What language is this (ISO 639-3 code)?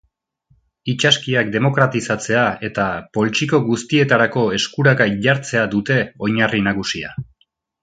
eus